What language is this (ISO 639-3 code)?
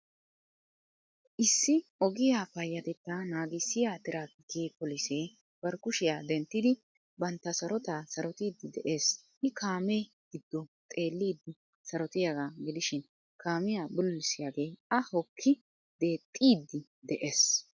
wal